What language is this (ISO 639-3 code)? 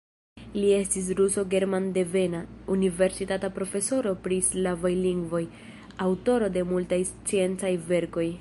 epo